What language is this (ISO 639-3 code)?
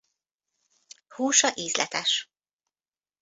hun